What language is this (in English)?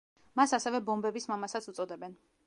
Georgian